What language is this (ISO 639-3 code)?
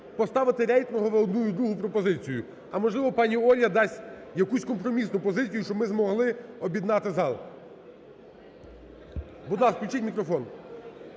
ukr